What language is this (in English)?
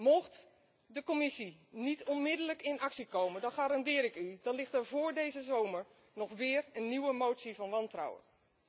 Dutch